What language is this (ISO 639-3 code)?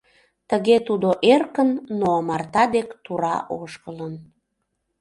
chm